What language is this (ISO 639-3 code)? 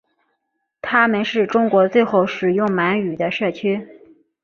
zho